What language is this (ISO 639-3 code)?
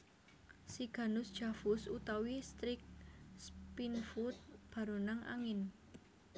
jav